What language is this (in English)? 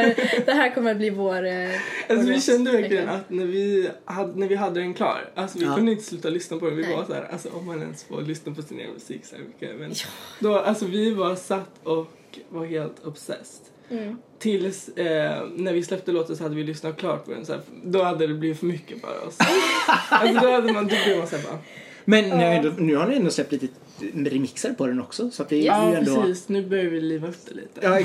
Swedish